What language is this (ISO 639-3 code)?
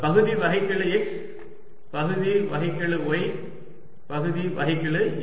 tam